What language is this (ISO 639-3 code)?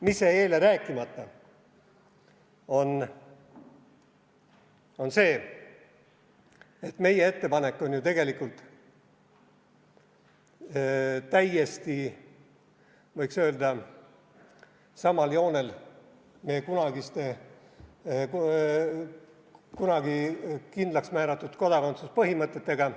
est